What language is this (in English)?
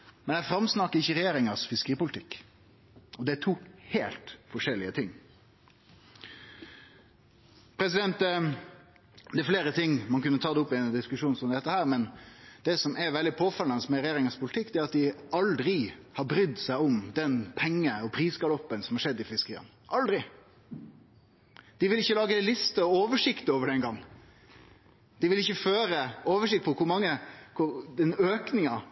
Norwegian Nynorsk